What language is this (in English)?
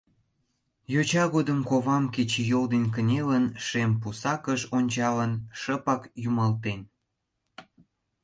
Mari